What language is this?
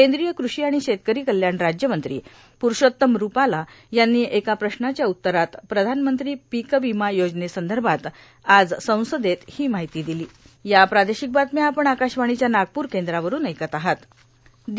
Marathi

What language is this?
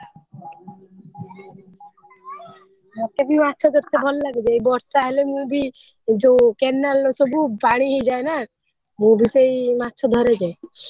Odia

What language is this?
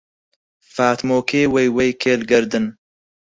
Central Kurdish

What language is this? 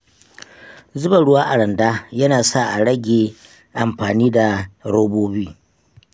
Hausa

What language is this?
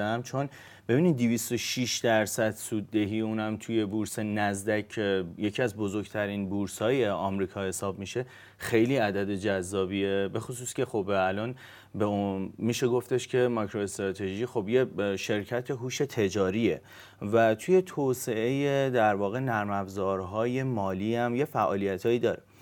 Persian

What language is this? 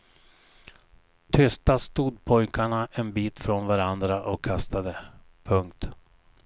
Swedish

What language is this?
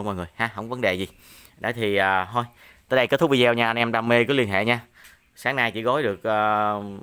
Vietnamese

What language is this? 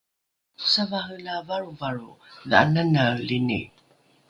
Rukai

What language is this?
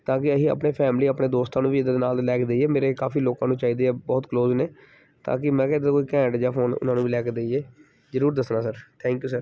Punjabi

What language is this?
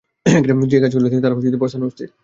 Bangla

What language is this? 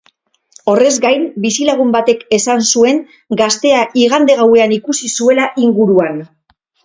Basque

